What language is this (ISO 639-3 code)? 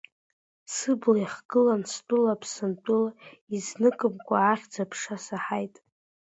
abk